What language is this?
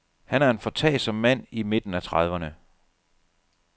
Danish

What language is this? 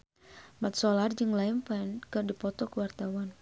Sundanese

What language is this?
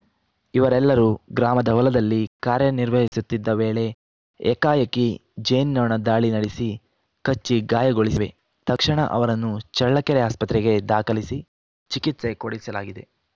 Kannada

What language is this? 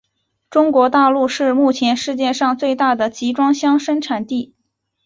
Chinese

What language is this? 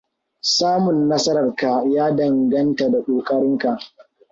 Hausa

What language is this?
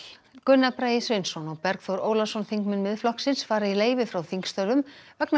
Icelandic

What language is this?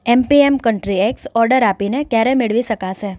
Gujarati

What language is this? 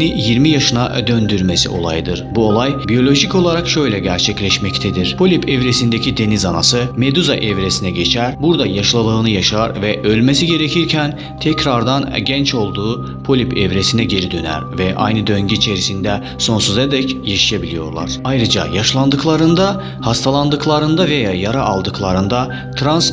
Turkish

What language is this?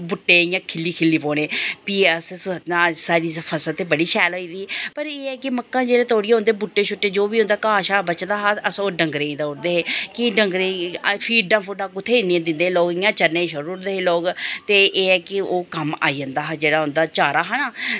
Dogri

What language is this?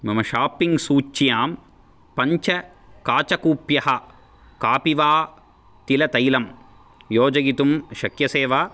Sanskrit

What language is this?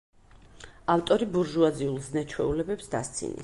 Georgian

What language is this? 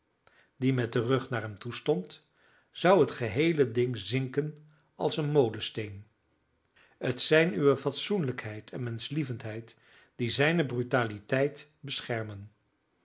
Dutch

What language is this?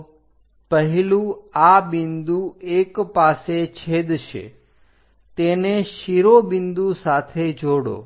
Gujarati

